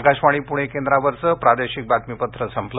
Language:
Marathi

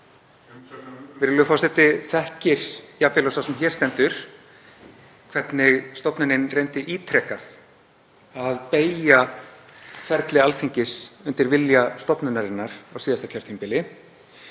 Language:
Icelandic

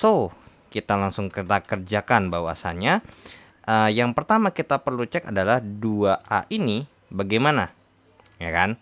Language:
Indonesian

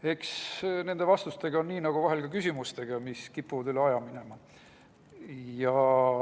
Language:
Estonian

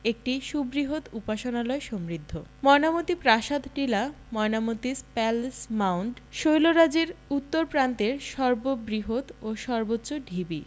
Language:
Bangla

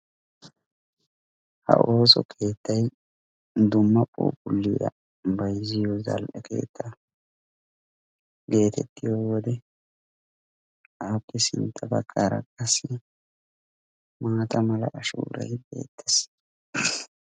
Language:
Wolaytta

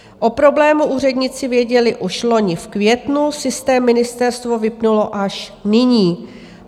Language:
Czech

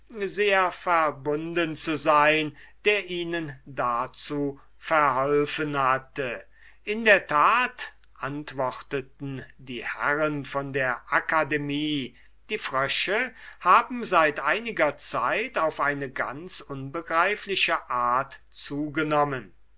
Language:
German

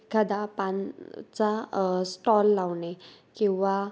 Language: Marathi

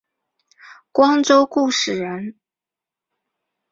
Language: Chinese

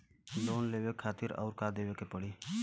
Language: Bhojpuri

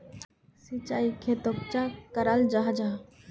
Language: Magahi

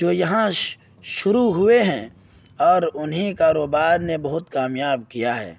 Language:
Urdu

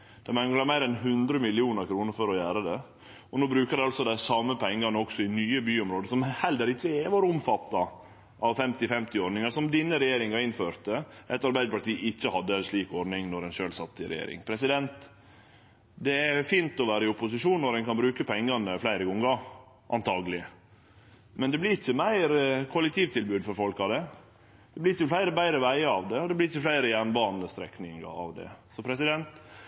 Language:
Norwegian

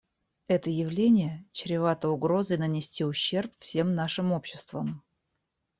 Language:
Russian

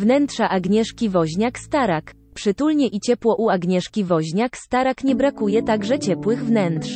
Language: Polish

